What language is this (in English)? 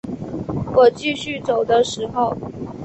Chinese